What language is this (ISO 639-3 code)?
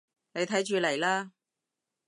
yue